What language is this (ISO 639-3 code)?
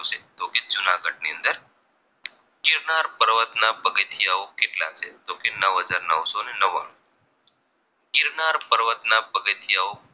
guj